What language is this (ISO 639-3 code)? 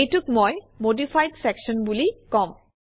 asm